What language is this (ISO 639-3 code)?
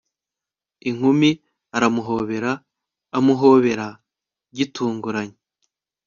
kin